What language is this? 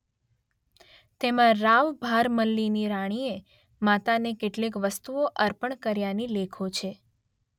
Gujarati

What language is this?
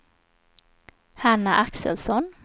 Swedish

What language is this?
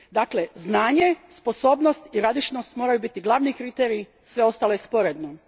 Croatian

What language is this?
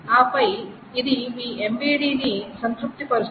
Telugu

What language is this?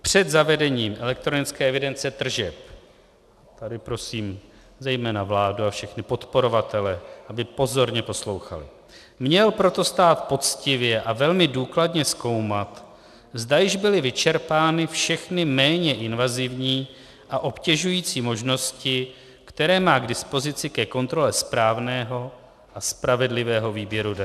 Czech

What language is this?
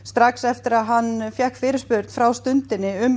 Icelandic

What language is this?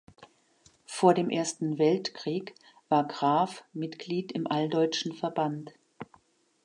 German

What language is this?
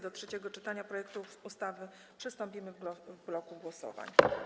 Polish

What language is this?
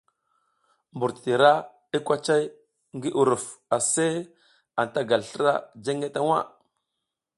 South Giziga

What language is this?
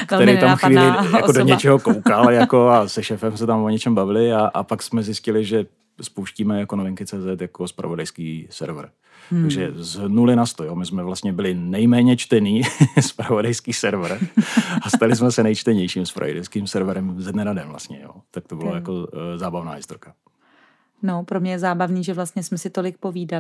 Czech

